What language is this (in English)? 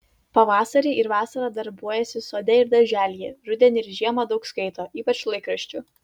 Lithuanian